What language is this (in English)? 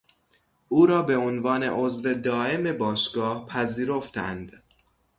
Persian